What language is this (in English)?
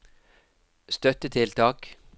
Norwegian